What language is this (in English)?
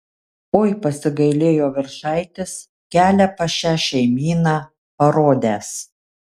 Lithuanian